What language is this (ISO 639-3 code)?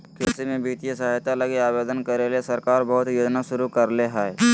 mag